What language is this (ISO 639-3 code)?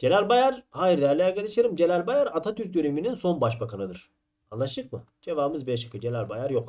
tur